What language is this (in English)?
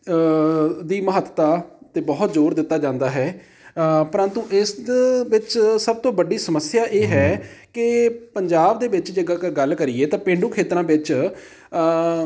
Punjabi